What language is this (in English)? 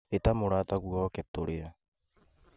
Kikuyu